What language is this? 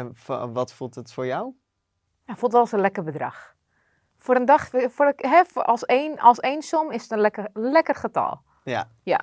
Dutch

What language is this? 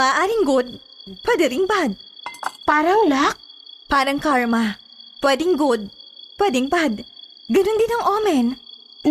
Filipino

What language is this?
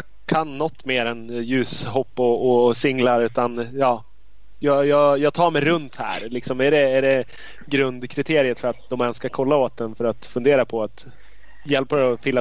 Swedish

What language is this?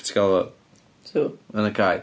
Welsh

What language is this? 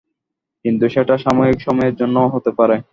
Bangla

